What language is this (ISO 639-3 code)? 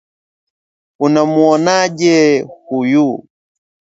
swa